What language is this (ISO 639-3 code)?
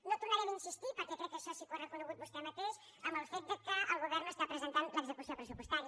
cat